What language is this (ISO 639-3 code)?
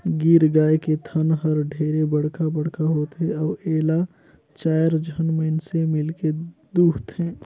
hne